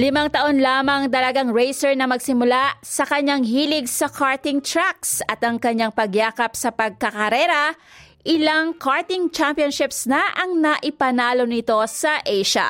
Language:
Filipino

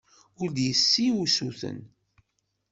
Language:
Kabyle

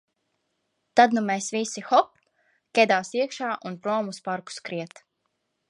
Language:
Latvian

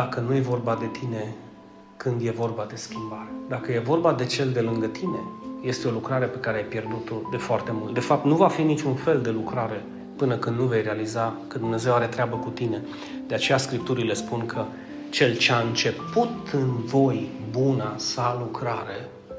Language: Romanian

